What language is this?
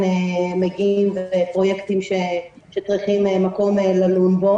Hebrew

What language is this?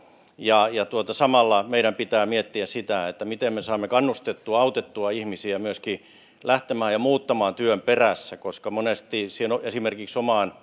Finnish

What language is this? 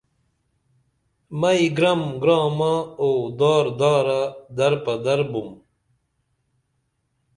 Dameli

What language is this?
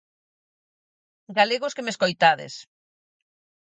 Galician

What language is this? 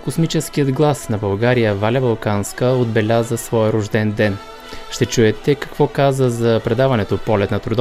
Bulgarian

